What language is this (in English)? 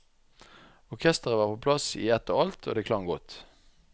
Norwegian